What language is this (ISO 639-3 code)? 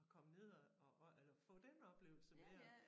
dan